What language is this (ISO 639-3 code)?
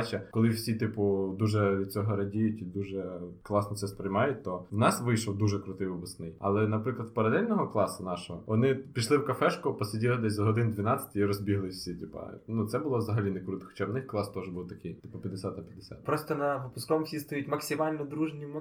ukr